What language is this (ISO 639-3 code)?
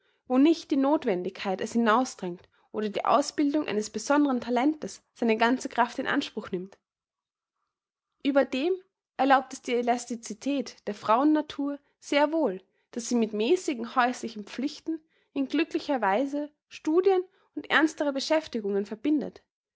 deu